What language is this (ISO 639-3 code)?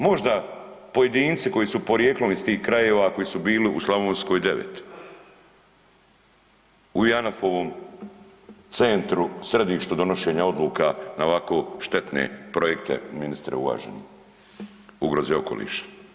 hrv